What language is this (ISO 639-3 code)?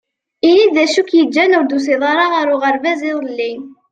kab